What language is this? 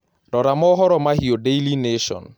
Kikuyu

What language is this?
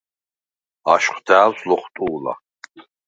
Svan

